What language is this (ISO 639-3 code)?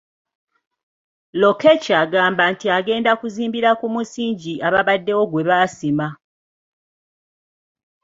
lug